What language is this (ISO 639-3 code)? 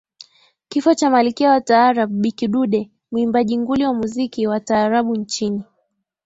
swa